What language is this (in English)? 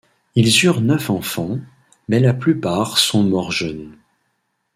French